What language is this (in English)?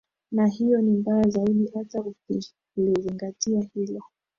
Swahili